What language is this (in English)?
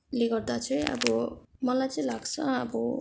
Nepali